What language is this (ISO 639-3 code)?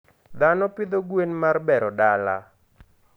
luo